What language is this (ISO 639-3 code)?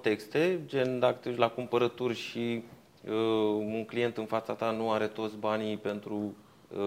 ron